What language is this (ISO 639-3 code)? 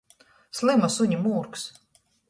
ltg